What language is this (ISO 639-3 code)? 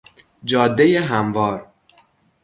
fas